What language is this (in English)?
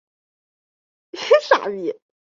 Chinese